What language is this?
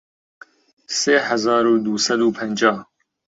Central Kurdish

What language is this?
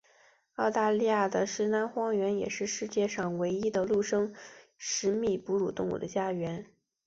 Chinese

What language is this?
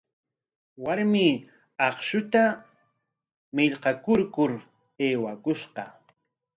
Corongo Ancash Quechua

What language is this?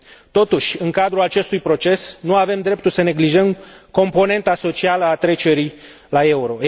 Romanian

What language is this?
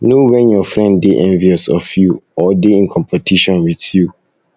Nigerian Pidgin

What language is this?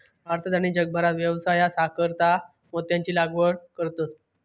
Marathi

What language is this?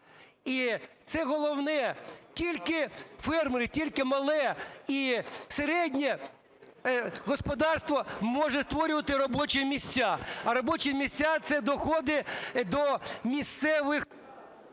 Ukrainian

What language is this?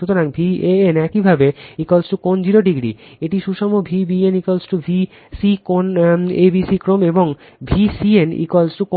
Bangla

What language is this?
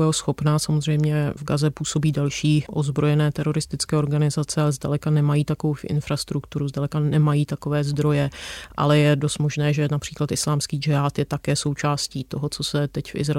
Czech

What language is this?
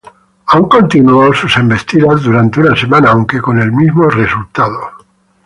Spanish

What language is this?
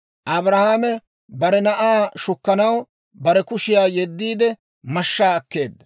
Dawro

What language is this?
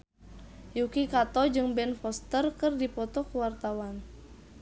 Sundanese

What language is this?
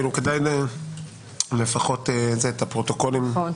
Hebrew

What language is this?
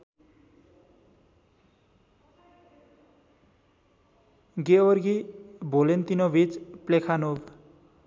Nepali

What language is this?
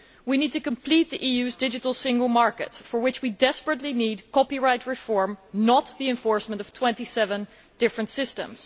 English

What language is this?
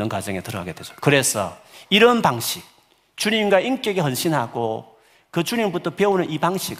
Korean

